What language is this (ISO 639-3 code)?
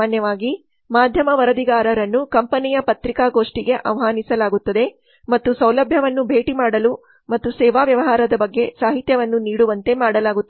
kan